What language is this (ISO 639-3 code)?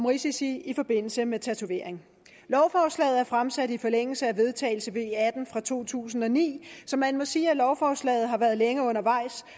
dan